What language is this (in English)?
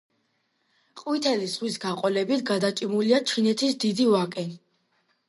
Georgian